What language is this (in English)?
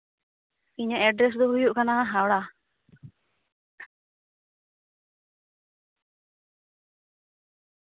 Santali